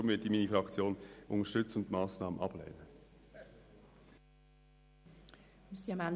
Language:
Swiss German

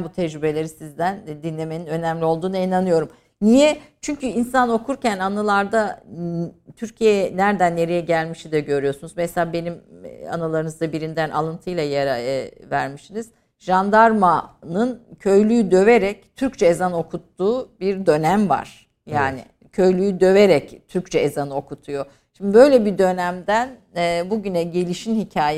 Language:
Turkish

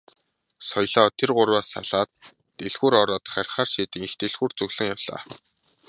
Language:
Mongolian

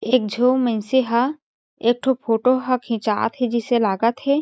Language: Chhattisgarhi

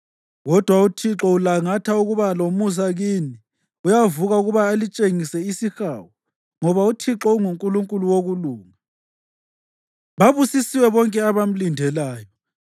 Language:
North Ndebele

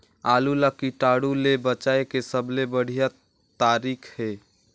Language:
Chhattisgarhi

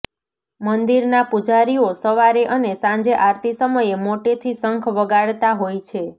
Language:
Gujarati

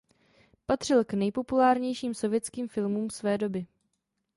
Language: Czech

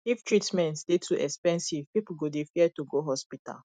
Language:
Nigerian Pidgin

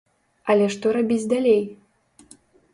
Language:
Belarusian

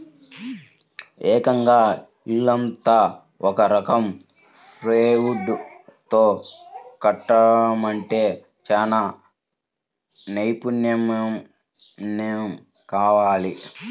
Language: Telugu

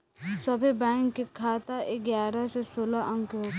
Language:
Bhojpuri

